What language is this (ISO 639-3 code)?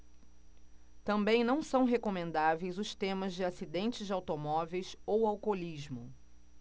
por